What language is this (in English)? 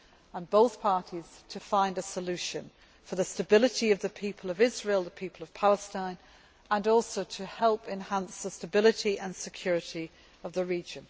English